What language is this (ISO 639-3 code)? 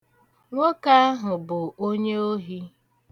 ibo